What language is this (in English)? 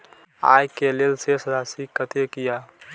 Maithili